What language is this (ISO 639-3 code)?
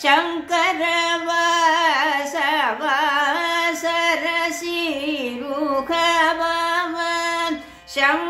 ara